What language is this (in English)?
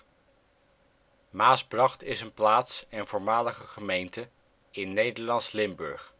Dutch